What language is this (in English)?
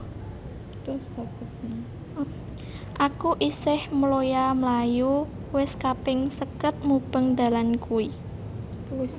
Javanese